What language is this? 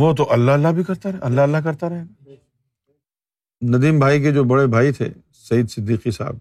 Urdu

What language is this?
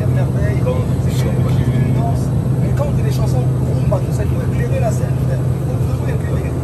French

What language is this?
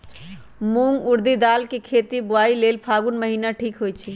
Magahi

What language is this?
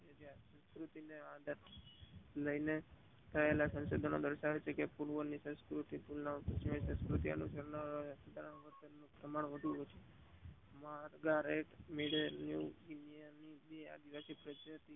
Gujarati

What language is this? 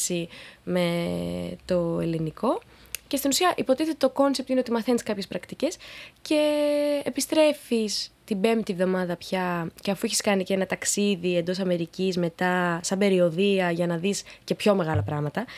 Greek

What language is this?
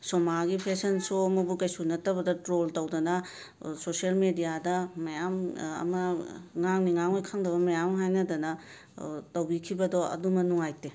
Manipuri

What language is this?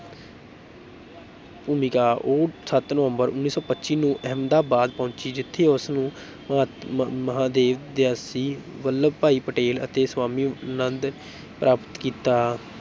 Punjabi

